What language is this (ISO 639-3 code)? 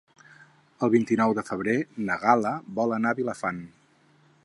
cat